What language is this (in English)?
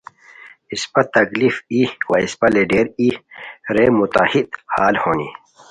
Khowar